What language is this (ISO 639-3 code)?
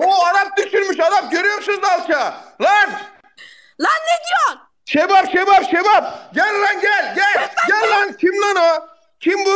tur